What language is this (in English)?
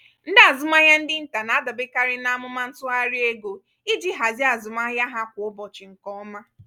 Igbo